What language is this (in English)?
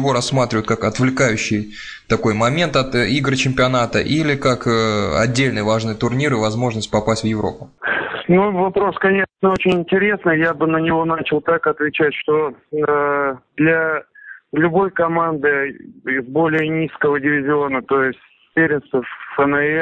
Russian